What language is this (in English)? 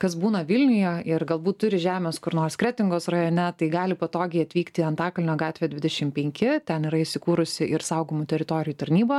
Lithuanian